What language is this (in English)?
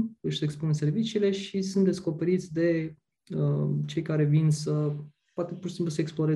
Romanian